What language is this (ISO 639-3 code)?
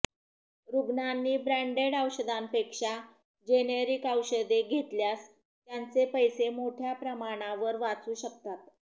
mar